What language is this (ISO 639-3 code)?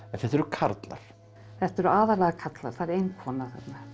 isl